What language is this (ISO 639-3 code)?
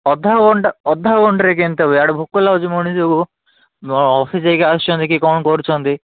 ori